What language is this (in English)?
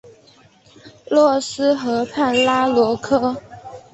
Chinese